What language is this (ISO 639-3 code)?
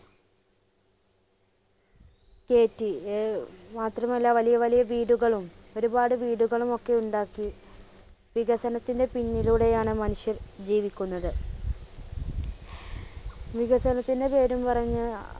mal